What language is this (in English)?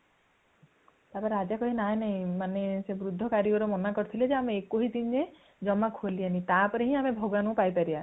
Odia